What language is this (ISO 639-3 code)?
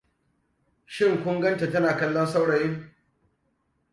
hau